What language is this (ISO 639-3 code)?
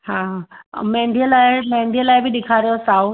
snd